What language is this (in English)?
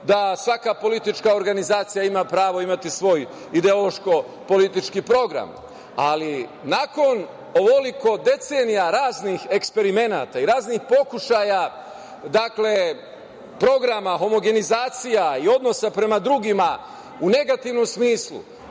Serbian